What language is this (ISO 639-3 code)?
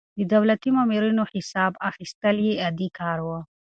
pus